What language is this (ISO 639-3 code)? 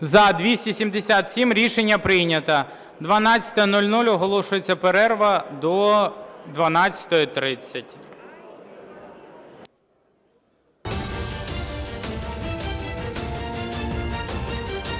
ukr